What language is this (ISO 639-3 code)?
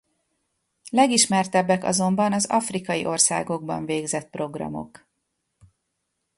hun